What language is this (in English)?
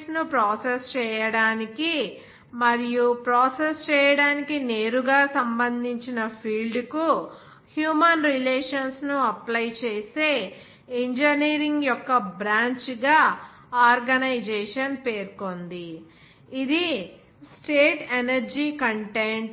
Telugu